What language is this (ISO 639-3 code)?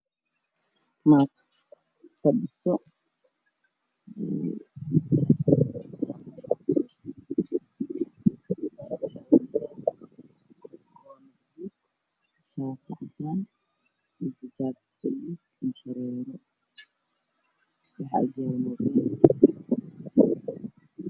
som